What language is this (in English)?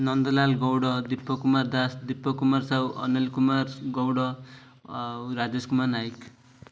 Odia